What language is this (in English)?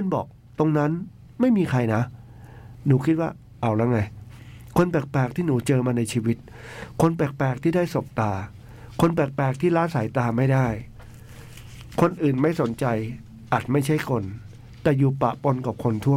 Thai